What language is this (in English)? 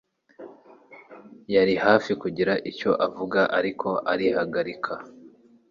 Kinyarwanda